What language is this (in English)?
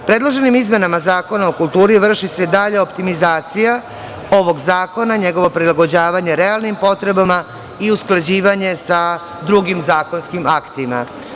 Serbian